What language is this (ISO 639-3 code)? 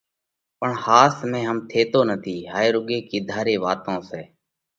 kvx